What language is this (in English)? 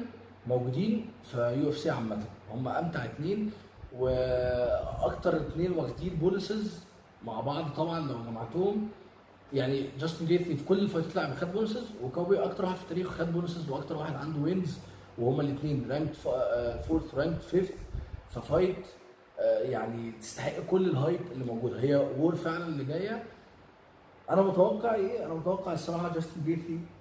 Arabic